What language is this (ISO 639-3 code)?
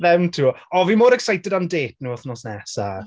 cym